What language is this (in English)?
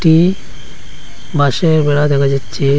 Bangla